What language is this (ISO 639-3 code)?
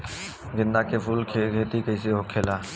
bho